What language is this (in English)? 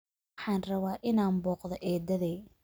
Somali